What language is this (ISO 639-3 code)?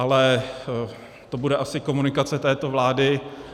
ces